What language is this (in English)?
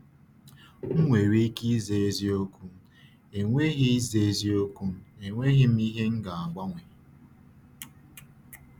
Igbo